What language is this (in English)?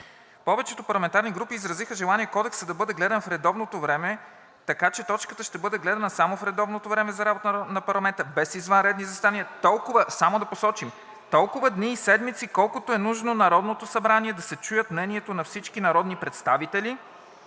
Bulgarian